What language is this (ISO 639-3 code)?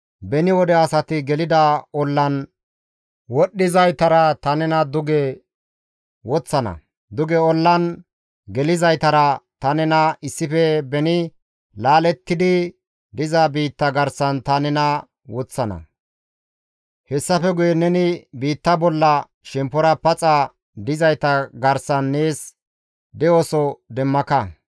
gmv